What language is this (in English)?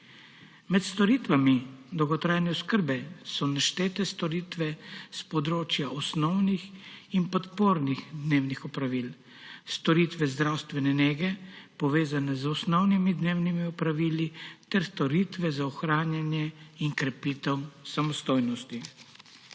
Slovenian